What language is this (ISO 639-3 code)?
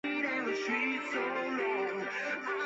zho